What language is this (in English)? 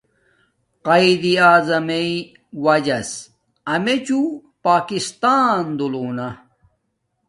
Domaaki